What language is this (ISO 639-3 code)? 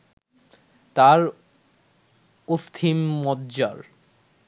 ben